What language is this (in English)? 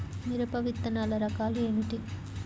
Telugu